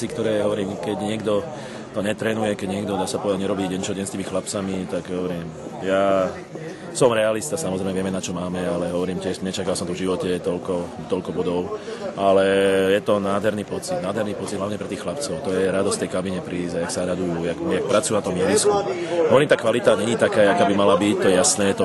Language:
Czech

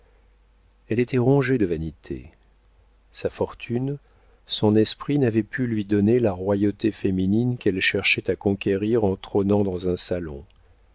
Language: French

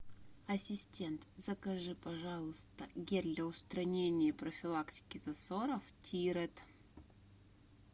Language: Russian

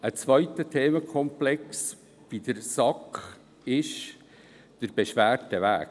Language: Swiss German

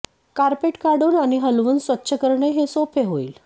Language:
Marathi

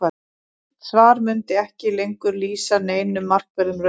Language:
Icelandic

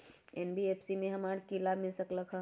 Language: Magahi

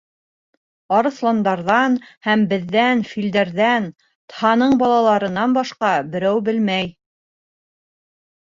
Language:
Bashkir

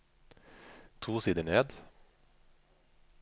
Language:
Norwegian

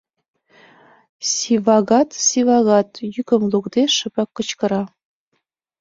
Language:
Mari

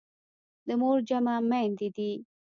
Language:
Pashto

